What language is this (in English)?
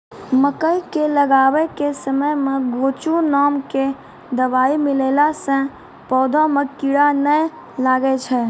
Maithili